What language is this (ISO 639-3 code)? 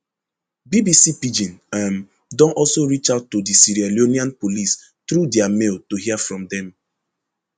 pcm